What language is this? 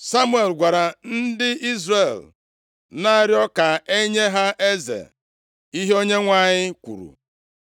Igbo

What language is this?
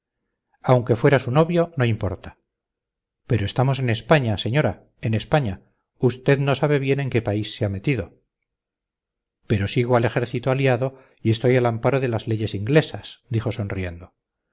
Spanish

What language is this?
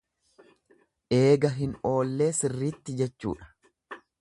Oromo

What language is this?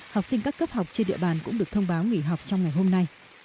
Vietnamese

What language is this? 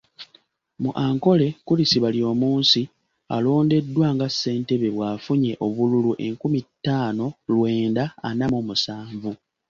Ganda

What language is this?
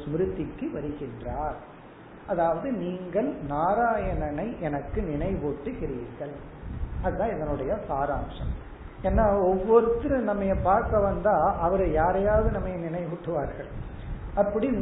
Tamil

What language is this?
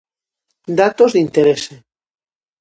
Galician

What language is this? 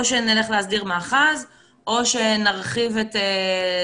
Hebrew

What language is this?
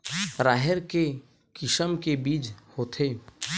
Chhattisgarhi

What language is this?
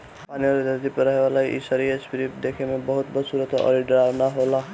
Bhojpuri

